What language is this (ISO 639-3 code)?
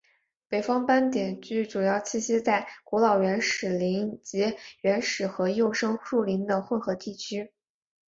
zho